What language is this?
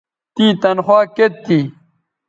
Bateri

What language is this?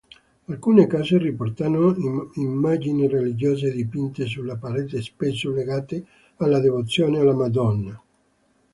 Italian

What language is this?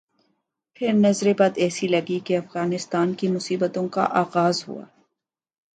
Urdu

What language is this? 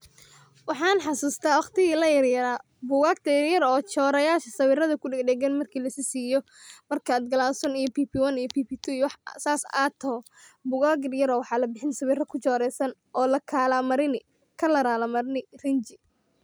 Somali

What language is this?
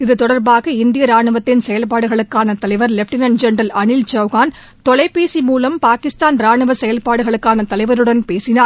Tamil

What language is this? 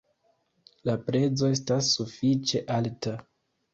Esperanto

